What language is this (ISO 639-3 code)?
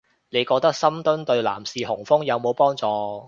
yue